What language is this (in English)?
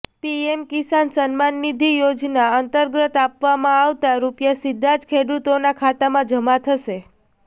Gujarati